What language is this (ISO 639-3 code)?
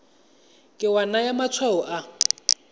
tsn